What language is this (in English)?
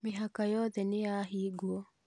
Kikuyu